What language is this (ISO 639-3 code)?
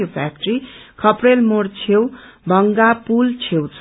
nep